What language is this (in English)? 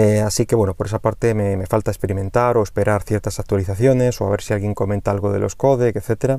Spanish